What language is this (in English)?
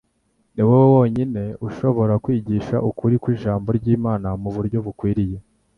Kinyarwanda